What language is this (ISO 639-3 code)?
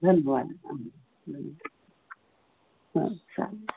san